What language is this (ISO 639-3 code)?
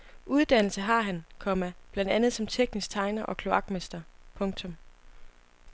dan